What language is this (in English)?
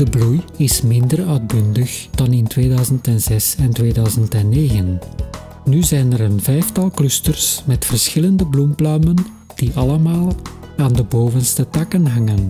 Dutch